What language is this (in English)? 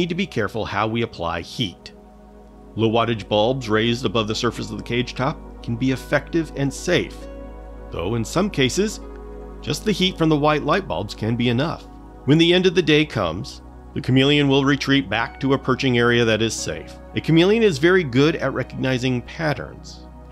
English